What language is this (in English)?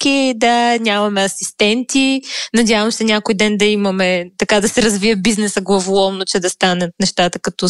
Bulgarian